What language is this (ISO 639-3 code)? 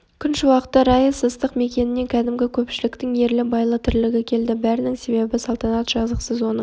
kaz